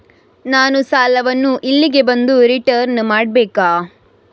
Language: Kannada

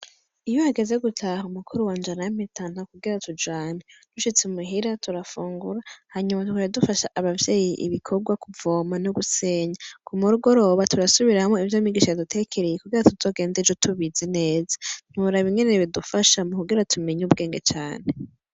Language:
Rundi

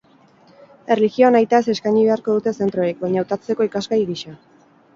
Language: Basque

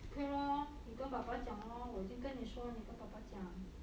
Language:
English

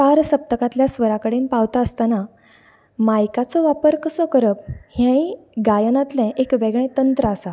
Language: Konkani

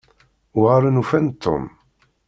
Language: Kabyle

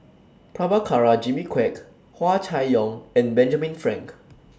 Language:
English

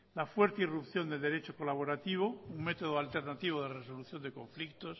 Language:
Spanish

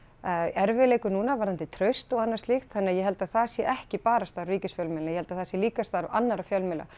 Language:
Icelandic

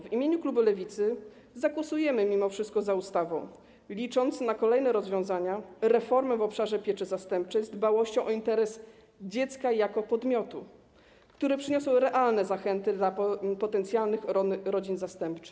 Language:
Polish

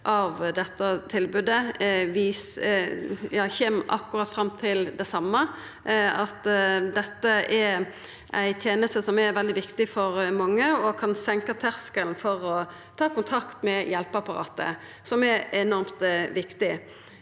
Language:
Norwegian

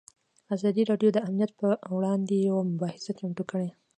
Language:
Pashto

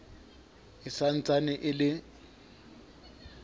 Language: Southern Sotho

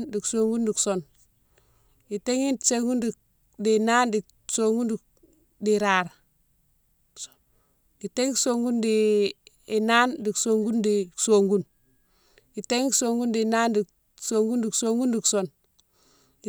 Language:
Mansoanka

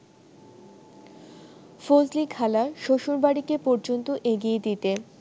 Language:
Bangla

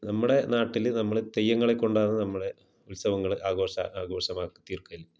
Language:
Malayalam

